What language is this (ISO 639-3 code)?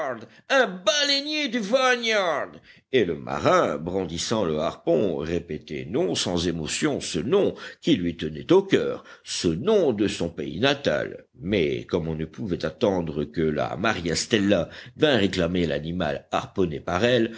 fra